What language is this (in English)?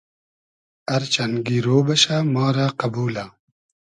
Hazaragi